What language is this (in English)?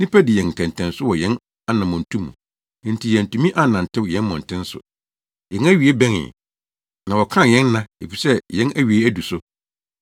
Akan